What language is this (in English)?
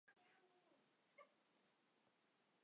Chinese